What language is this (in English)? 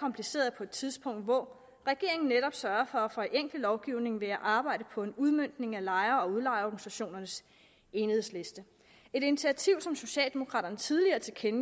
Danish